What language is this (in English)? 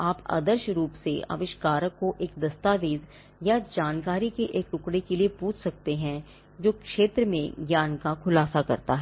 Hindi